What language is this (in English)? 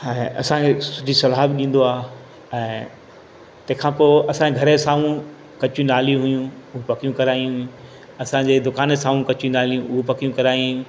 Sindhi